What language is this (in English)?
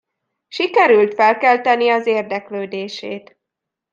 Hungarian